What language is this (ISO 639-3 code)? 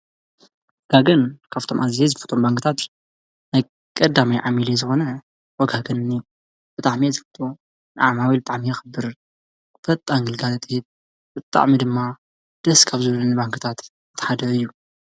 tir